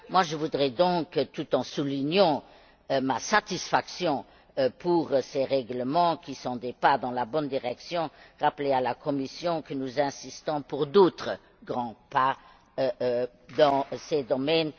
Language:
French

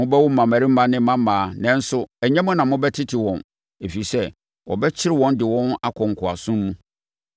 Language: Akan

